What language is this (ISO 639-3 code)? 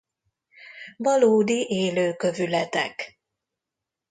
hun